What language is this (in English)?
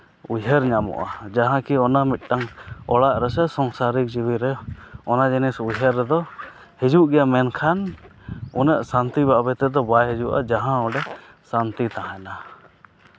Santali